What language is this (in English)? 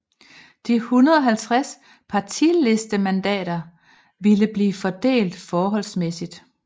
Danish